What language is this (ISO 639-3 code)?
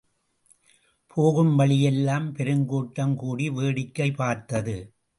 tam